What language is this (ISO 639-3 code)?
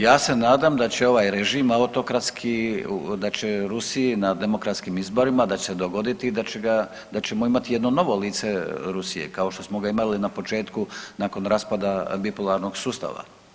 hrv